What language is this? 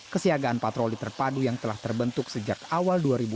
Indonesian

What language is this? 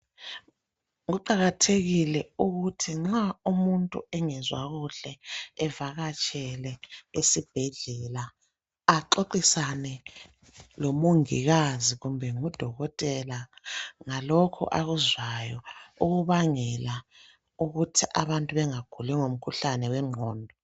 North Ndebele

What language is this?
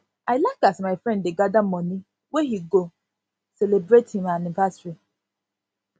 Nigerian Pidgin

